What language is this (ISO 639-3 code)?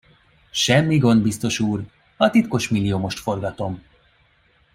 hun